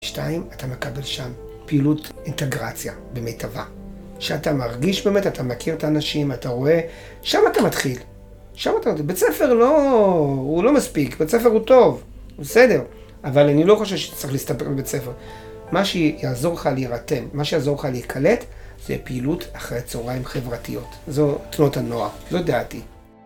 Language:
Hebrew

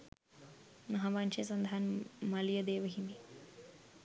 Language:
Sinhala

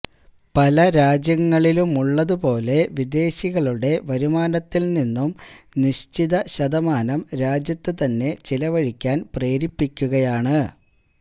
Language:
Malayalam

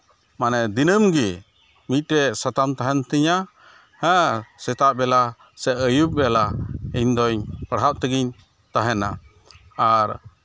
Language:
Santali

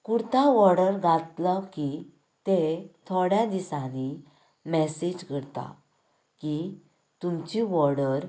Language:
Konkani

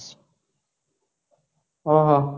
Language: Odia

